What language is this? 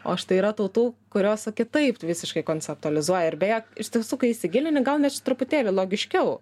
Lithuanian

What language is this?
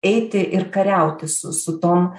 Lithuanian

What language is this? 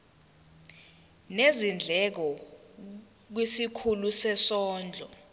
Zulu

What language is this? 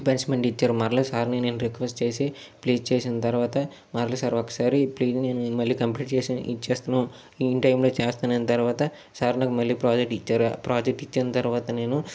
Telugu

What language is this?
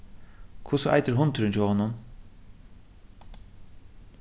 Faroese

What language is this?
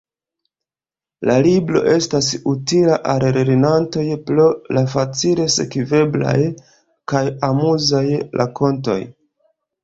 Esperanto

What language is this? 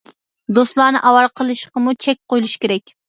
Uyghur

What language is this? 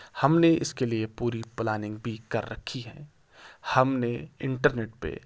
Urdu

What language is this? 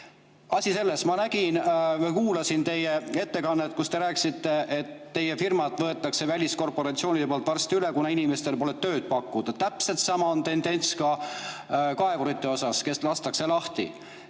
Estonian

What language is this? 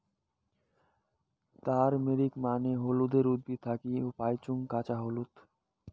Bangla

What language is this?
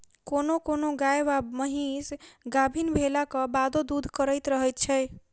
Maithili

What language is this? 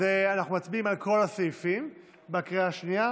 Hebrew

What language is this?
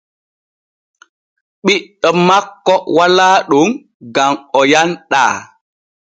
Borgu Fulfulde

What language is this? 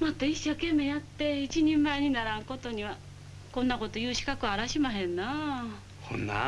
Japanese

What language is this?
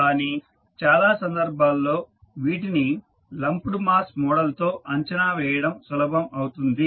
Telugu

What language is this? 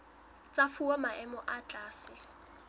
Southern Sotho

